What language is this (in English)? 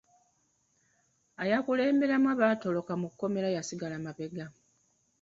Ganda